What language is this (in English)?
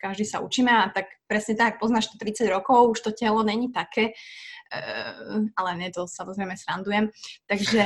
Slovak